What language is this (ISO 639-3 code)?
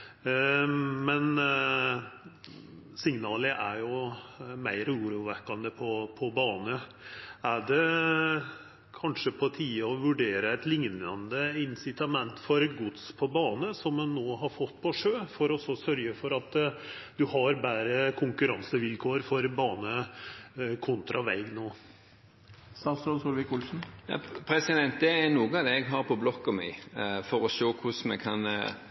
nor